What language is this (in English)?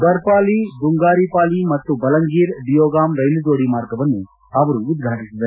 Kannada